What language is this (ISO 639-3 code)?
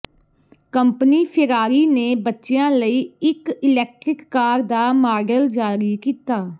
pan